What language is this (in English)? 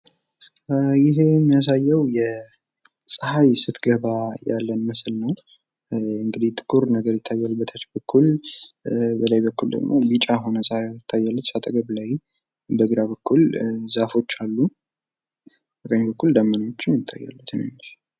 Amharic